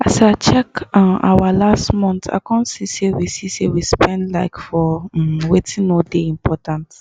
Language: Nigerian Pidgin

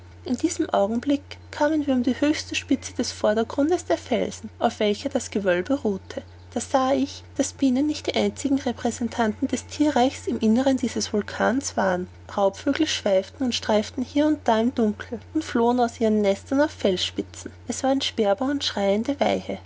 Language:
German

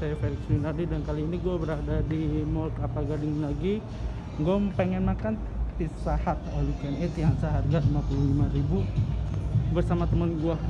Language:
Indonesian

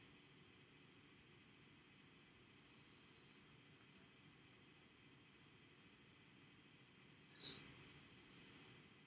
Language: English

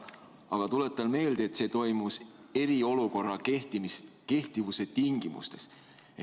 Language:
Estonian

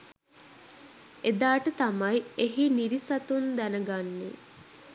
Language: Sinhala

